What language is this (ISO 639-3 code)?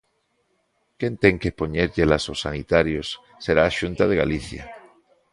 glg